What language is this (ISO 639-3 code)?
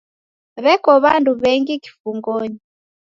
dav